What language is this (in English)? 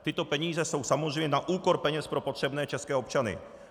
Czech